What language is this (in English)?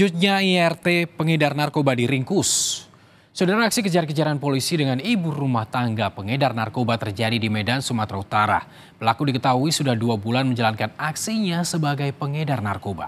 Indonesian